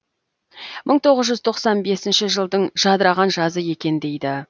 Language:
Kazakh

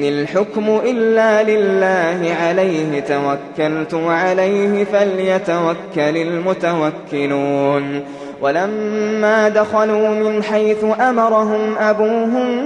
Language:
Arabic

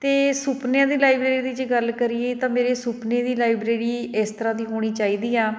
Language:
Punjabi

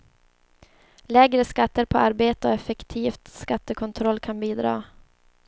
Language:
Swedish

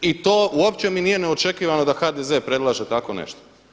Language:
Croatian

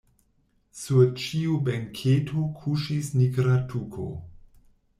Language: Esperanto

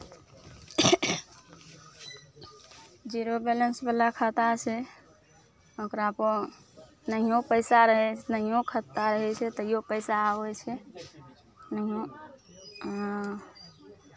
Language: Maithili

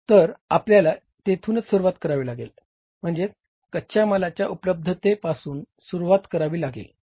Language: Marathi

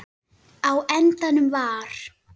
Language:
Icelandic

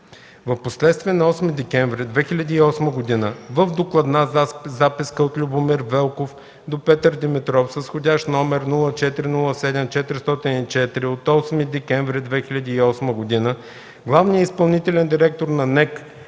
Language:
Bulgarian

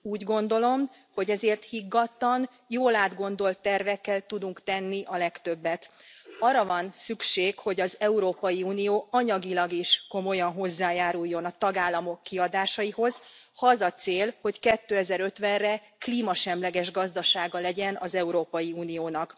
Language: Hungarian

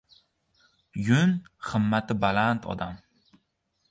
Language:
Uzbek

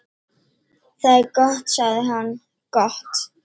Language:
Icelandic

